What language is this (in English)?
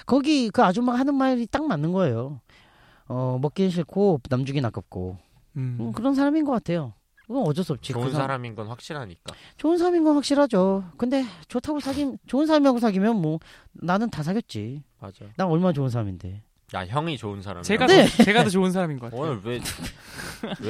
Korean